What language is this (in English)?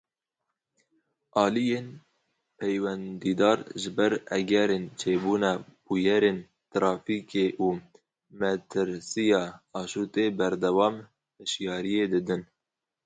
Kurdish